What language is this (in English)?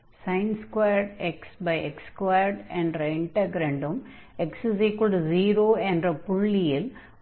Tamil